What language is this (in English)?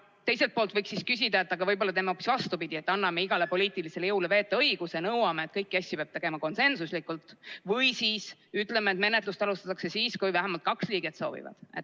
Estonian